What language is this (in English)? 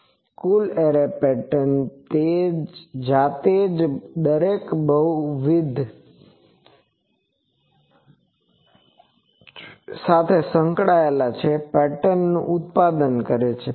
Gujarati